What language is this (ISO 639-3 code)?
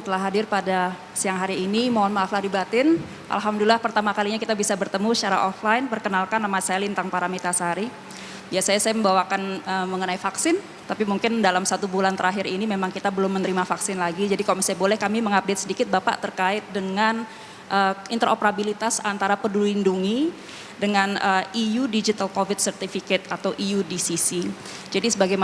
ind